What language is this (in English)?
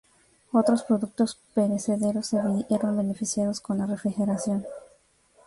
Spanish